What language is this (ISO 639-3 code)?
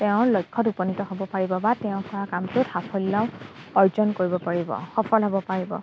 asm